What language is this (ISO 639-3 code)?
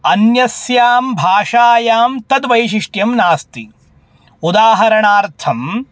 san